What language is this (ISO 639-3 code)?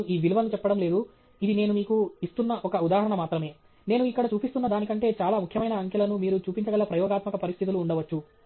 tel